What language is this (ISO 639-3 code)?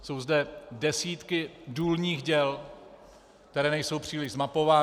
ces